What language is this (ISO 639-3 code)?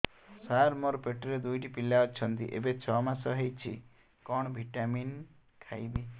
ori